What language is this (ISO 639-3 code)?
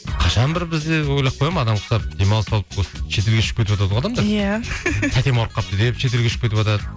kaz